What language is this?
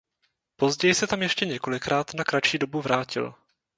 Czech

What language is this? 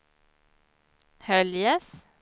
Swedish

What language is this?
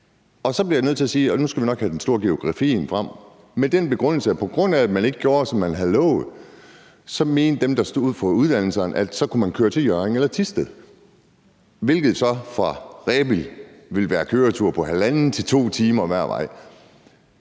Danish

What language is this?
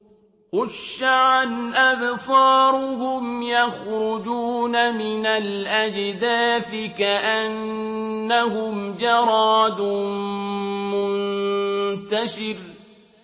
Arabic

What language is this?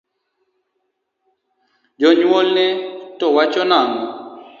Luo (Kenya and Tanzania)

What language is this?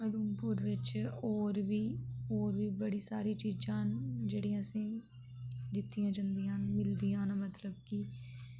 Dogri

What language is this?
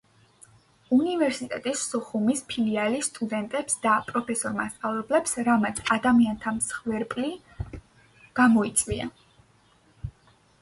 Georgian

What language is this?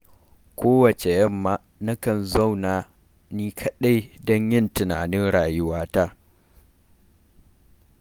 Hausa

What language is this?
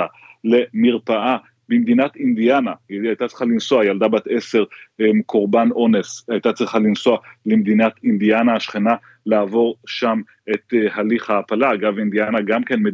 Hebrew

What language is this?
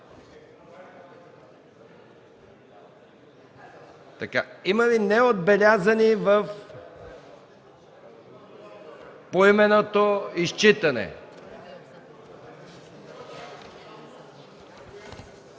Bulgarian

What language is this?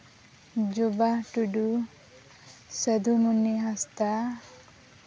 Santali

